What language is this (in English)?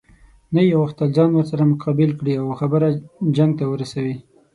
Pashto